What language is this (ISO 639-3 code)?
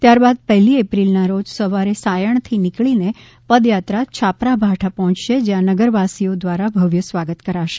guj